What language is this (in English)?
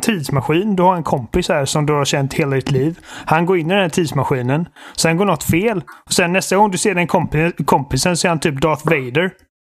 Swedish